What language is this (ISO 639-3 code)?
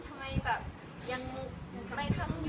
tha